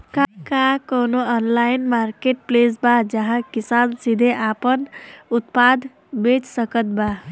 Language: Bhojpuri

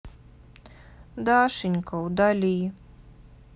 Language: Russian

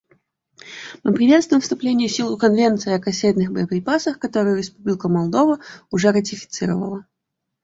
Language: Russian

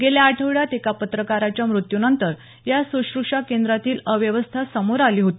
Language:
Marathi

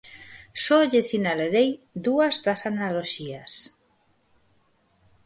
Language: Galician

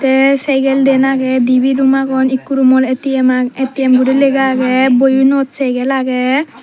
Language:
Chakma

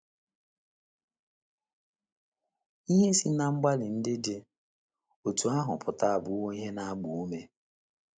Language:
Igbo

